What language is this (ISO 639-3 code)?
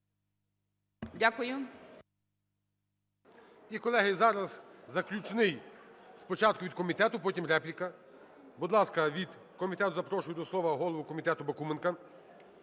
ukr